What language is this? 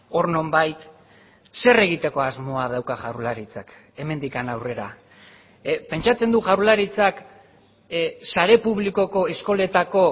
Basque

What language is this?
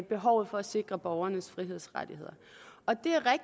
Danish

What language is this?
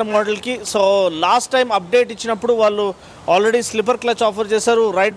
English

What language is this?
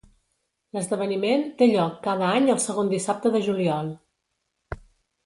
Catalan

